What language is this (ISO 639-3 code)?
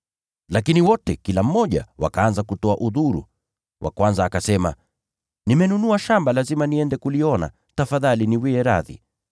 swa